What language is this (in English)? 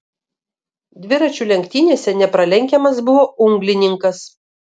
Lithuanian